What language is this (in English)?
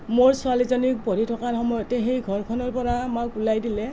Assamese